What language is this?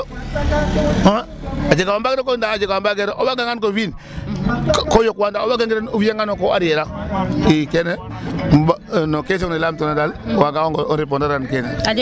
Serer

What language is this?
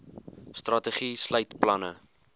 Afrikaans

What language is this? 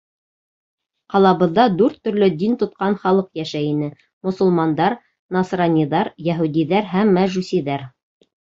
Bashkir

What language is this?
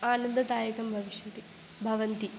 Sanskrit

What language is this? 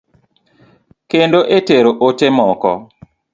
Luo (Kenya and Tanzania)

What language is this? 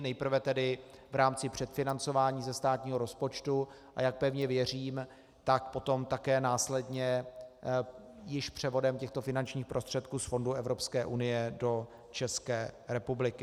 Czech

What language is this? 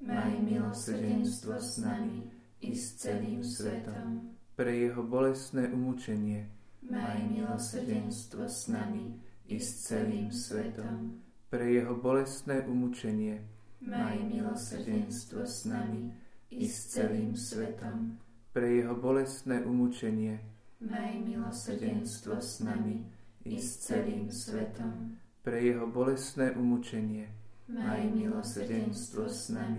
Slovak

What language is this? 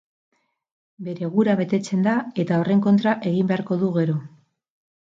Basque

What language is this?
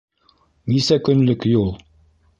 Bashkir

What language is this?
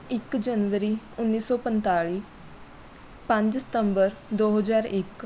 Punjabi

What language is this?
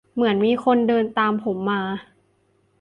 Thai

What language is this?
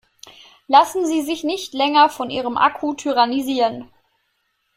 German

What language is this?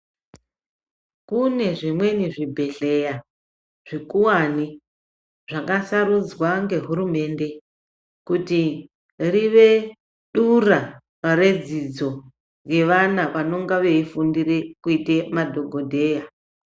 Ndau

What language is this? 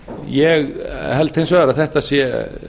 Icelandic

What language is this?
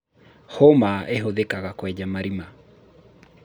Kikuyu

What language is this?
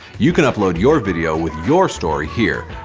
English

